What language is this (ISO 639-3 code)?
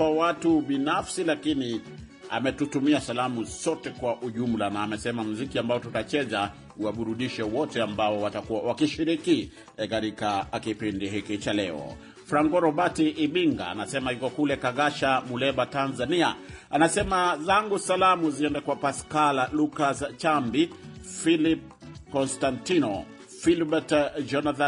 swa